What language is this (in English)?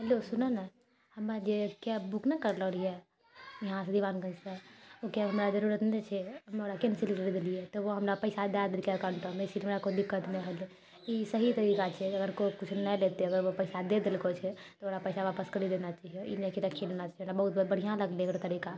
Maithili